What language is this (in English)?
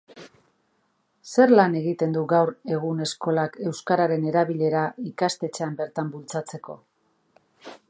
Basque